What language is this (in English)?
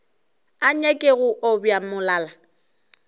Northern Sotho